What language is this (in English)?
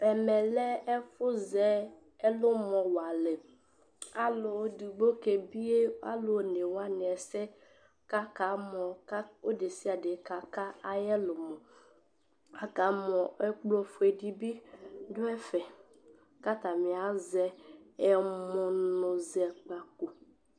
Ikposo